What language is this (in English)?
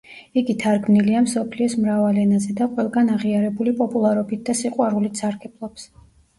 Georgian